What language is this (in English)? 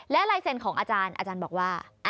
Thai